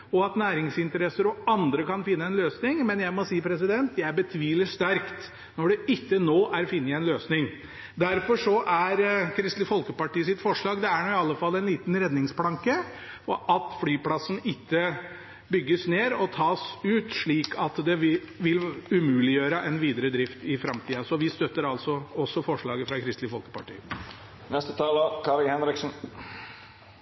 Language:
Norwegian Bokmål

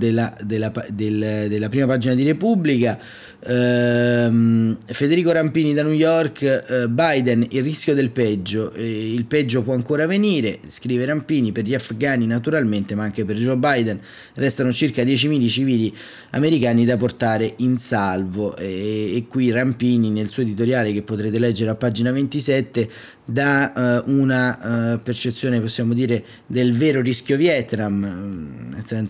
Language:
Italian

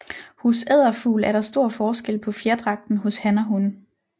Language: Danish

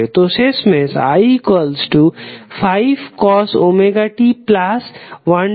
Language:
Bangla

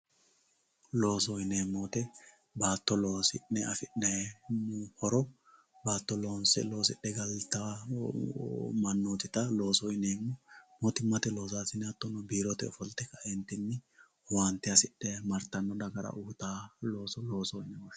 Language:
Sidamo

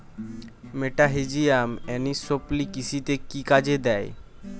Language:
Bangla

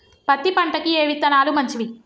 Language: Telugu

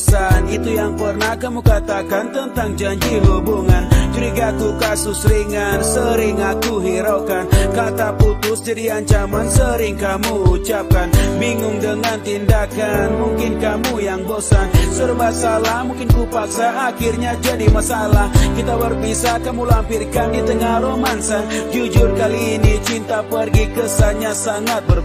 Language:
Indonesian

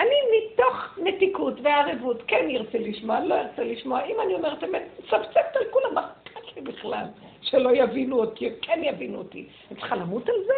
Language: Hebrew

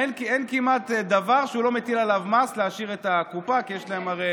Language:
Hebrew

